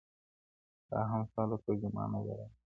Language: Pashto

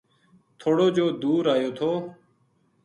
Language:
Gujari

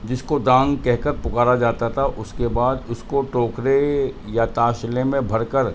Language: Urdu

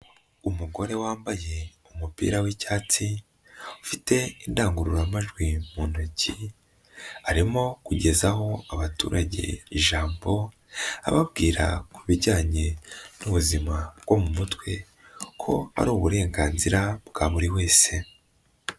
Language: Kinyarwanda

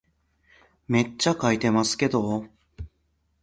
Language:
Japanese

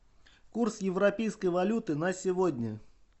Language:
Russian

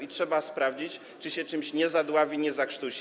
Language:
Polish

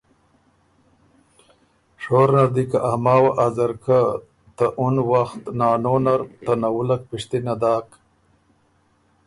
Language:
Ormuri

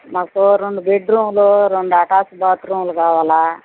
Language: Telugu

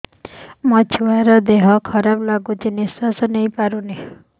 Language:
Odia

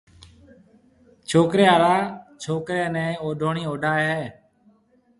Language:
Marwari (Pakistan)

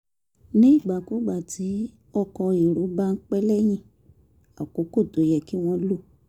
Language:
Yoruba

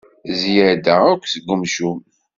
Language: Kabyle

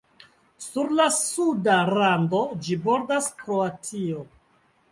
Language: Esperanto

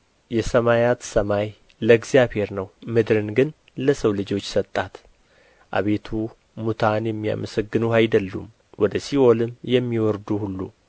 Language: Amharic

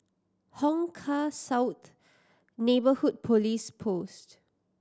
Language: English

